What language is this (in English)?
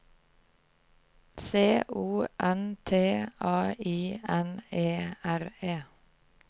Norwegian